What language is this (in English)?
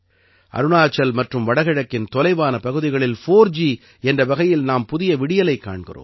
Tamil